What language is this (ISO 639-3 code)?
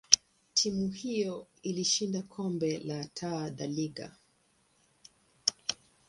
swa